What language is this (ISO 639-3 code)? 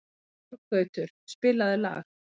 isl